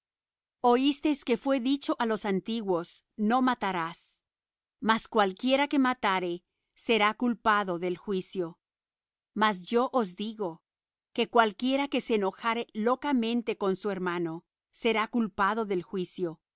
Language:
Spanish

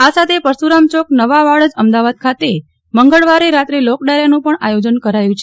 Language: Gujarati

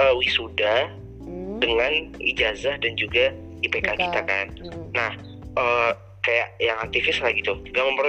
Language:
Indonesian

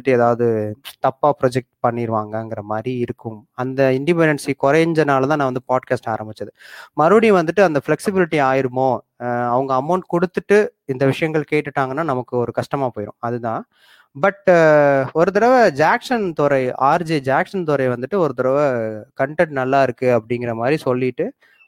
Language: Tamil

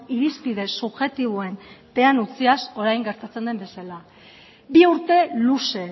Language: Basque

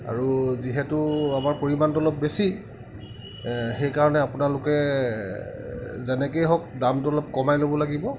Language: Assamese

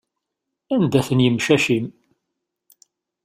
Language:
Kabyle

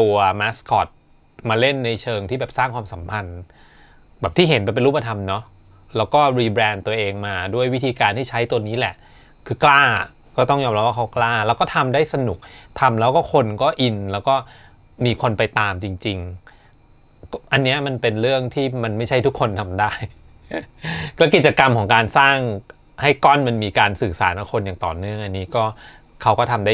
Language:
Thai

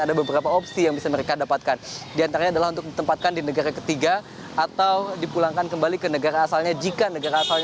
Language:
Indonesian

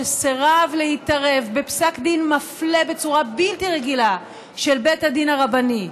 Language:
Hebrew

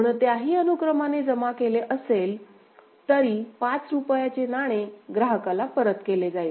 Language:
Marathi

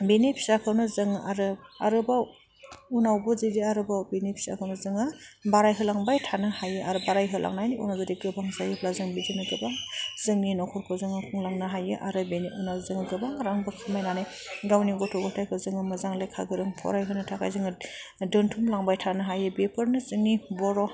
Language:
Bodo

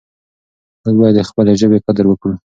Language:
Pashto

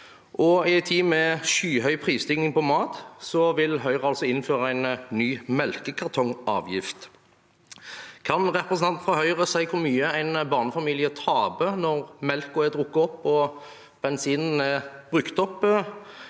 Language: Norwegian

